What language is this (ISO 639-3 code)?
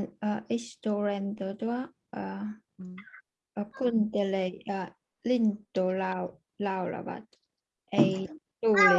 fin